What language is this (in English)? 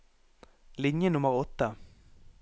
Norwegian